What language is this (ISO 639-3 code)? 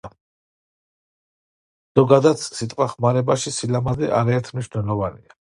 kat